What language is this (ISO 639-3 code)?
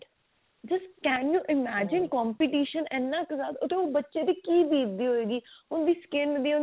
pan